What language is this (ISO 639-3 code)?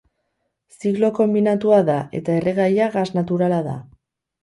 eus